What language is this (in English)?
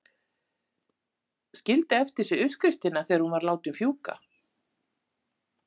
Icelandic